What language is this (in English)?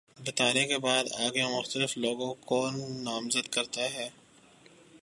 Urdu